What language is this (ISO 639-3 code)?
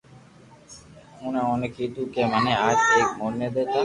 lrk